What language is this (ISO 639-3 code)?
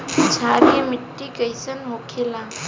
bho